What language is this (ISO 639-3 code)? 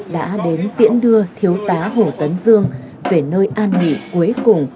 vie